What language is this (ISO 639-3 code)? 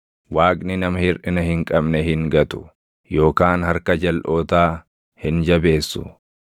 orm